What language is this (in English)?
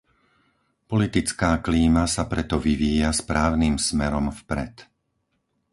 Slovak